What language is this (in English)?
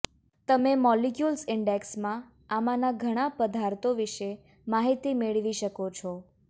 Gujarati